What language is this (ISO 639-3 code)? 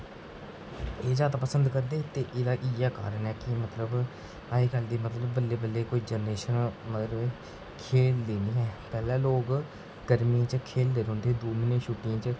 doi